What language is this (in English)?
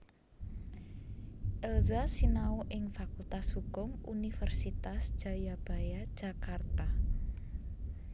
Javanese